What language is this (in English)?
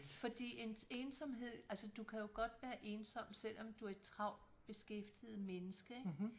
Danish